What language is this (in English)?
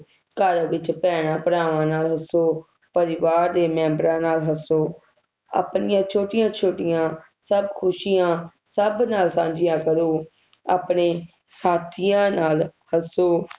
Punjabi